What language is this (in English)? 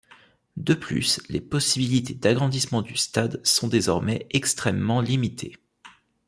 French